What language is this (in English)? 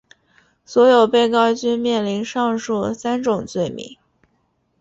Chinese